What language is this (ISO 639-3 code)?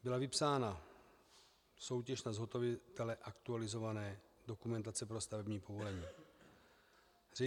ces